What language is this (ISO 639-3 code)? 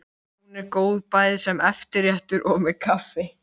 isl